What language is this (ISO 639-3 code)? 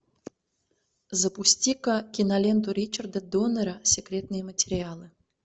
rus